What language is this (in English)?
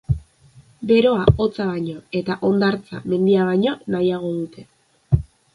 Basque